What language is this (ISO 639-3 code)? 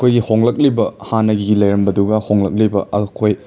mni